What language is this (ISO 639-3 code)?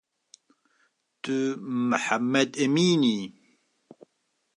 kur